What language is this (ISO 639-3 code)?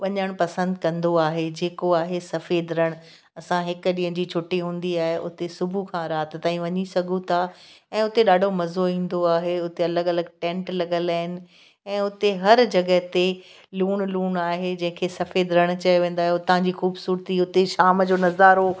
snd